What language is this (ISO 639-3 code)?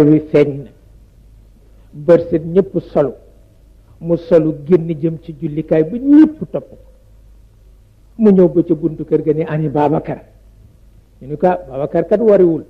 ara